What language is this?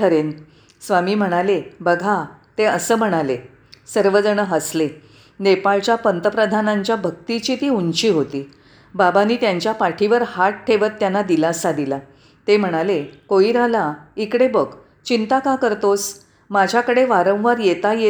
Marathi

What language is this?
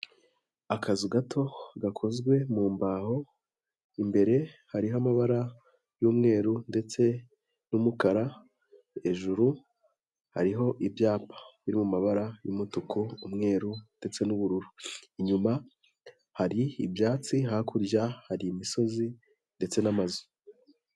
Kinyarwanda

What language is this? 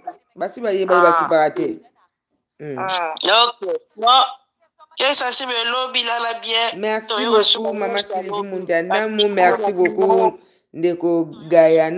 French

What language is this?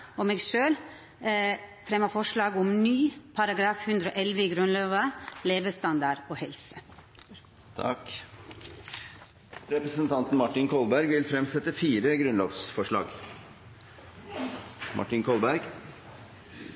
Norwegian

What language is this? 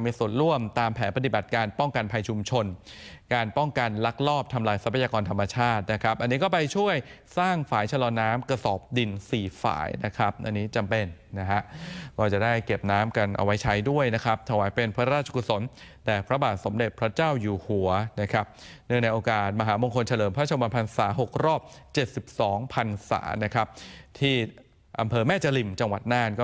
Thai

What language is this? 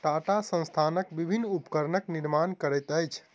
Maithili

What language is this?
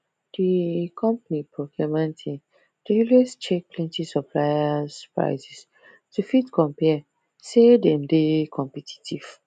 Nigerian Pidgin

